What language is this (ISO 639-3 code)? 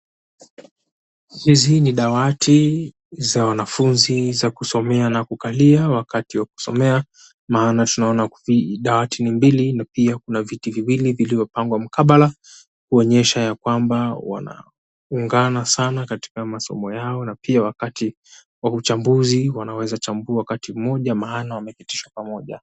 swa